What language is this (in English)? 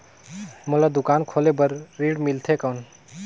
Chhattisgarhi